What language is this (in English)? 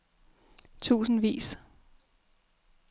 Danish